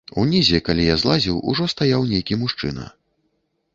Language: Belarusian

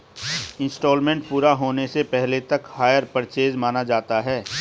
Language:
Hindi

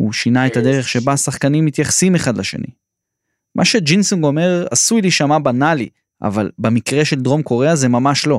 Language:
Hebrew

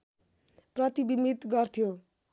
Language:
Nepali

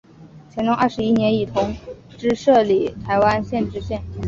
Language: Chinese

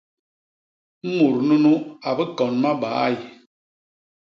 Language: Basaa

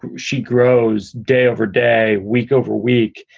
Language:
English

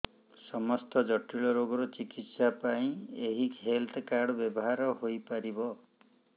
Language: Odia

